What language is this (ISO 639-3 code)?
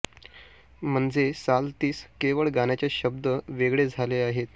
mar